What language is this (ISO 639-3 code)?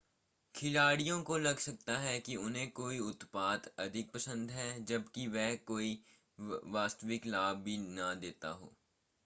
hin